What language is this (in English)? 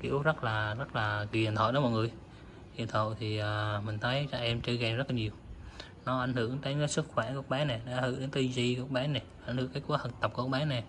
Vietnamese